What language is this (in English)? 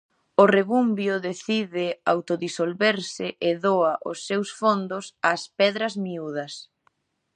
Galician